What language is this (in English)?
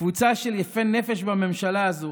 Hebrew